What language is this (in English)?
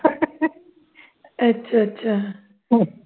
Punjabi